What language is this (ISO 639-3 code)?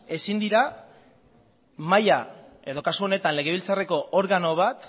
eus